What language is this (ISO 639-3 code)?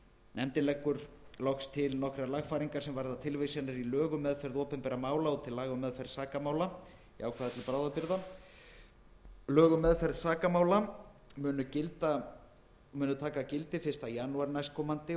isl